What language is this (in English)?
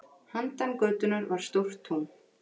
Icelandic